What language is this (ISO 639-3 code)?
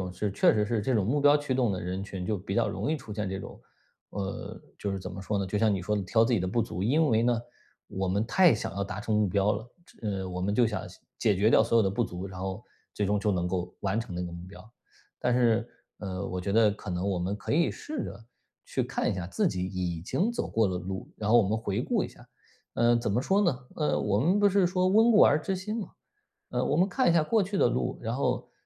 zho